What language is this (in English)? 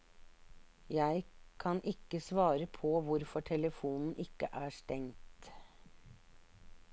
Norwegian